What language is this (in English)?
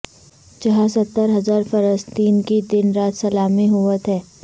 Urdu